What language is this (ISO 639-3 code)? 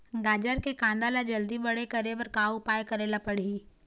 hne